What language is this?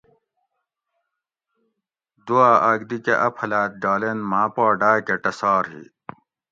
Gawri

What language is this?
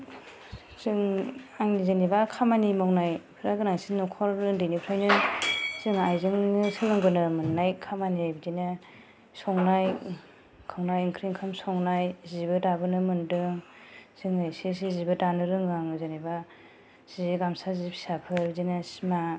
Bodo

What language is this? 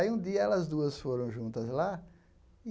Portuguese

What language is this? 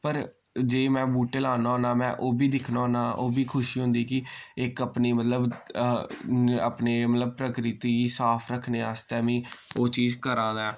Dogri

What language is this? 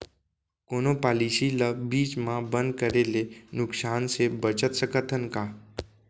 Chhattisgarhi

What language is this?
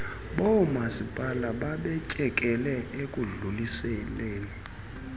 Xhosa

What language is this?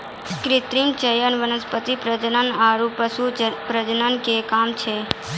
Maithili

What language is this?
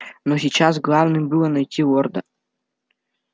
Russian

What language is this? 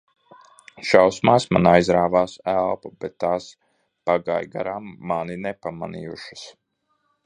Latvian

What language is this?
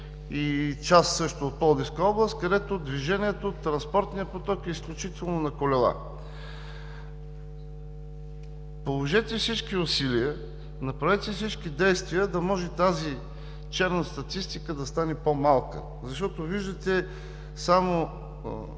Bulgarian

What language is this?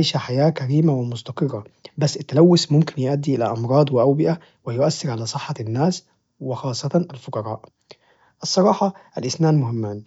Najdi Arabic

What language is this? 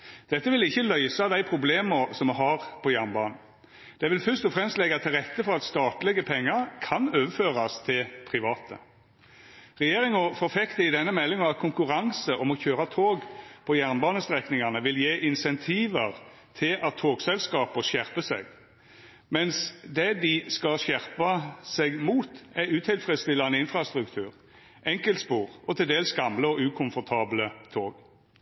Norwegian Nynorsk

